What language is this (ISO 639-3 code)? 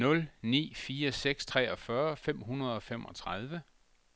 dan